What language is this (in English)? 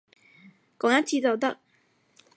Cantonese